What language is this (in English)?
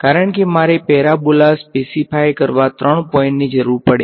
Gujarati